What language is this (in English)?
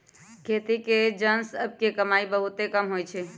Magahi